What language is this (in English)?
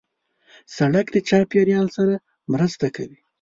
Pashto